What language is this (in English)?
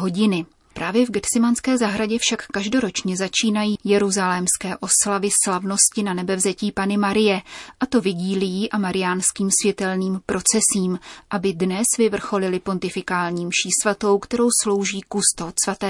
Czech